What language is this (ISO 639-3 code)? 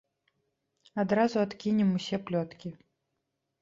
bel